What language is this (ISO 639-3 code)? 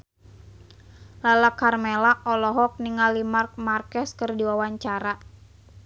sun